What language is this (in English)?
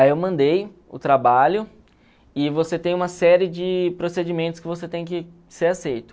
Portuguese